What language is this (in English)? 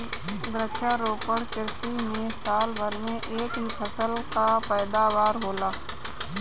Bhojpuri